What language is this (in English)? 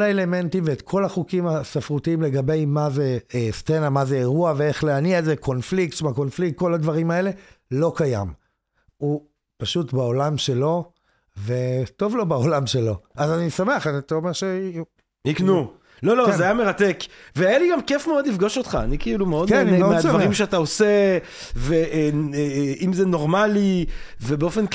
Hebrew